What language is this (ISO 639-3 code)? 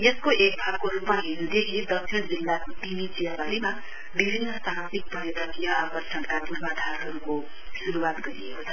nep